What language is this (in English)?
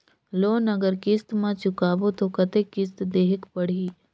Chhattisgarhi